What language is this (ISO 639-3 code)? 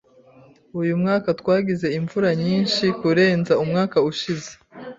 kin